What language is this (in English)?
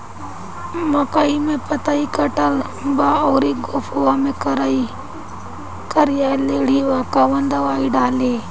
Bhojpuri